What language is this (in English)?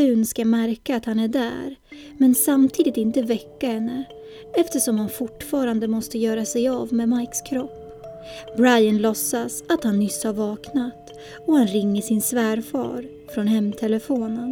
Swedish